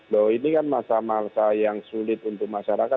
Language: Indonesian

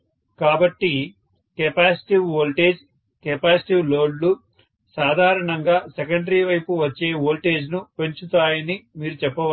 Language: Telugu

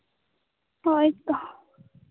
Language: Santali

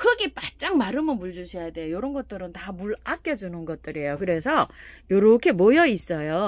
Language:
Korean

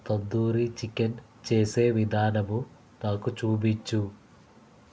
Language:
Telugu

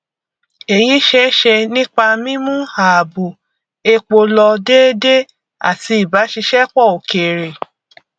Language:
Yoruba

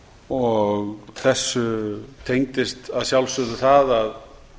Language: Icelandic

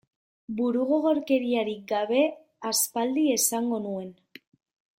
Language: Basque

